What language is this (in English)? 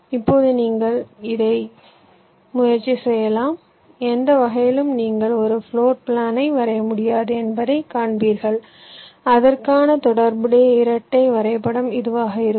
Tamil